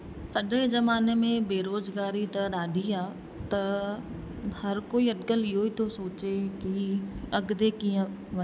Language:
Sindhi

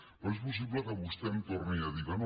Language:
Catalan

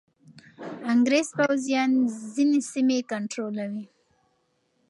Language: Pashto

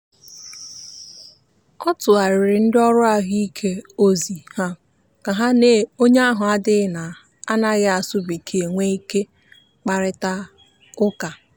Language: Igbo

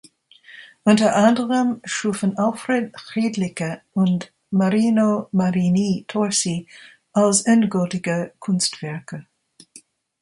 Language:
German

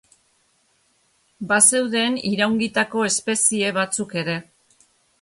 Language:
Basque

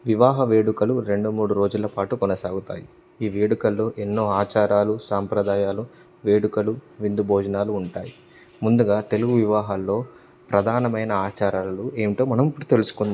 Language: Telugu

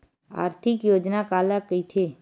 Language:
Chhattisgarhi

